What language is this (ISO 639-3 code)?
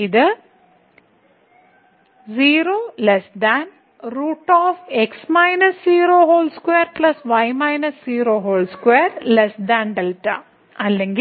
mal